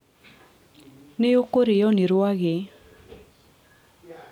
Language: Kikuyu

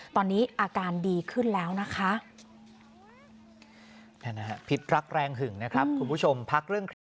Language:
Thai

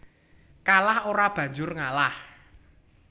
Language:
Javanese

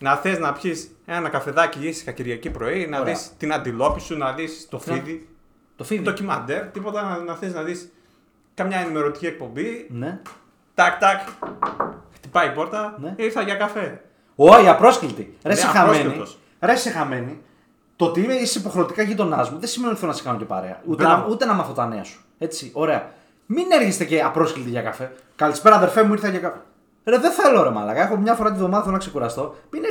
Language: Greek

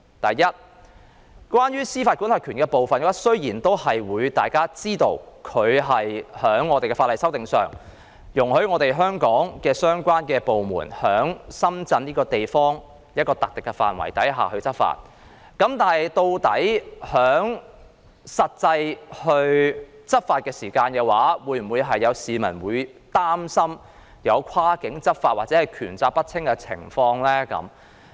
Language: Cantonese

